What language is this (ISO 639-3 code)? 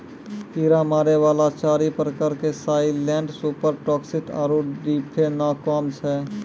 mai